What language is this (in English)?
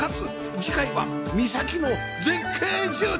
Japanese